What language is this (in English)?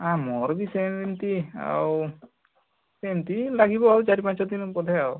Odia